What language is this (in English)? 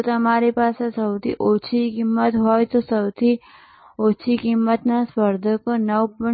Gujarati